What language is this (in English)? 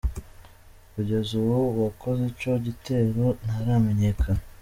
Kinyarwanda